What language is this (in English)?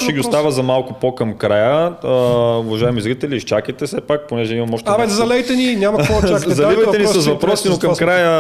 Bulgarian